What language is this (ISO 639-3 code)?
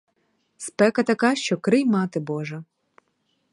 ukr